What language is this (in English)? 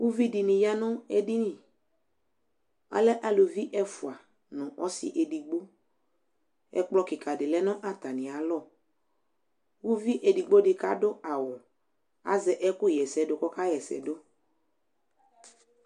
Ikposo